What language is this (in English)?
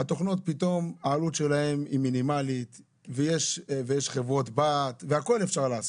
Hebrew